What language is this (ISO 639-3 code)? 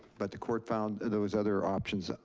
eng